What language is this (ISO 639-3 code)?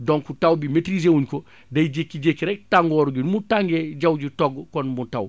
wol